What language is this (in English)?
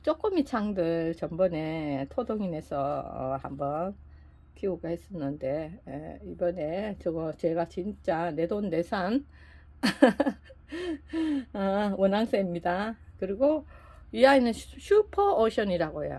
Korean